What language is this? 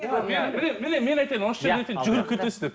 Kazakh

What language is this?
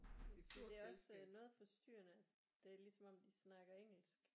Danish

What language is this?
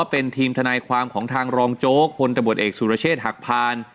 Thai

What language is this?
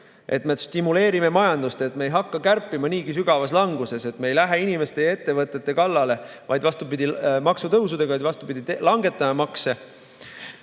Estonian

